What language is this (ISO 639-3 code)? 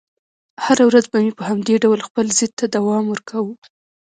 pus